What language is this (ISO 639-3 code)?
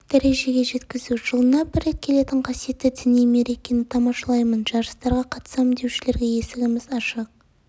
kaz